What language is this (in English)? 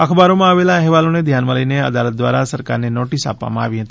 Gujarati